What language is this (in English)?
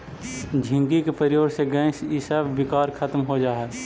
Magahi